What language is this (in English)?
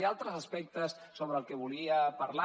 Catalan